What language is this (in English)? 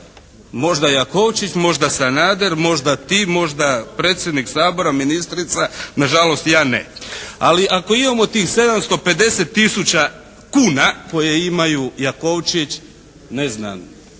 Croatian